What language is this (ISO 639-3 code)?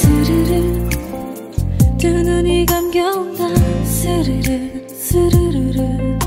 kor